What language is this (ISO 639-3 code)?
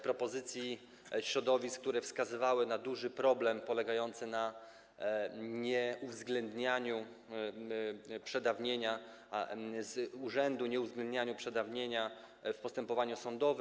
pol